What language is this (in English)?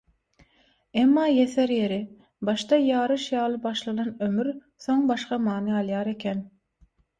Turkmen